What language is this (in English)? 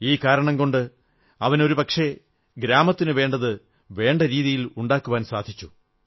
Malayalam